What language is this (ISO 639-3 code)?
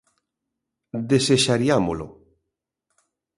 glg